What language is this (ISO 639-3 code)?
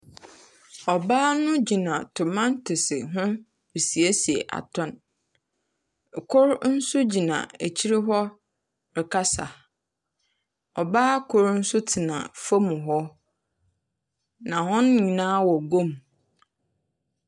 aka